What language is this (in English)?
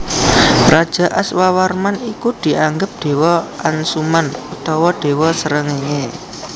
Javanese